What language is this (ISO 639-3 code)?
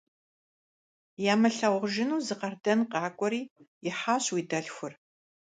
kbd